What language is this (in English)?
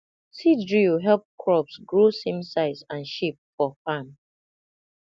Nigerian Pidgin